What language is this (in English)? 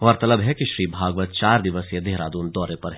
Hindi